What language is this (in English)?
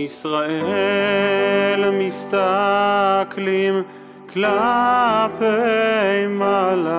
Hebrew